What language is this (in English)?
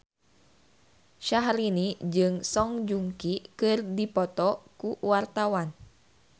Sundanese